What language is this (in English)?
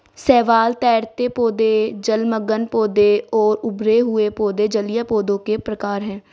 Hindi